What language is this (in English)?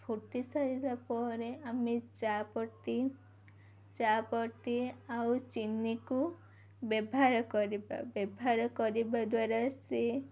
Odia